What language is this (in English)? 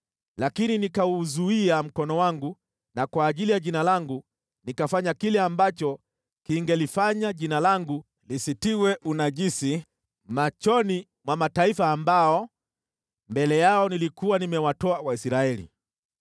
Swahili